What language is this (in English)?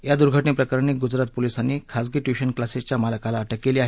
Marathi